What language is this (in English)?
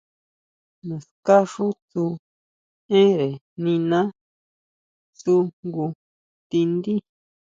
Huautla Mazatec